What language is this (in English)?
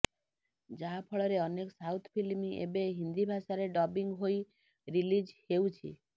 Odia